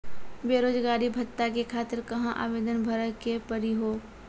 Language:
Maithili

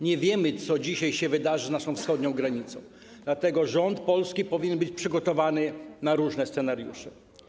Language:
Polish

